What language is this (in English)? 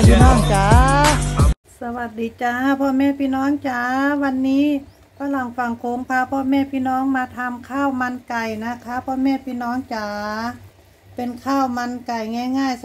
Thai